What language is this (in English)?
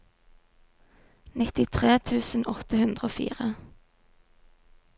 Norwegian